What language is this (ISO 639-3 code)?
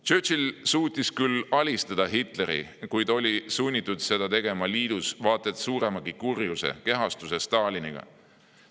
est